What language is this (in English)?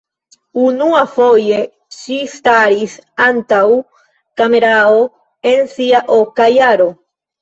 Esperanto